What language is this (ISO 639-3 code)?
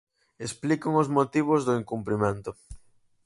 glg